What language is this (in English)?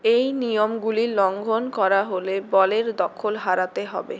Bangla